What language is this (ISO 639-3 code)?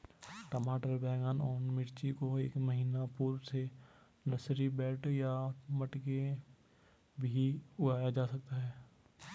hin